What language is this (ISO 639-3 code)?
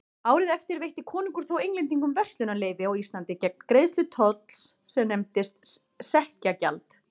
isl